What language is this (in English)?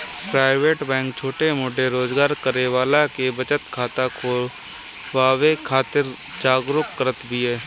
Bhojpuri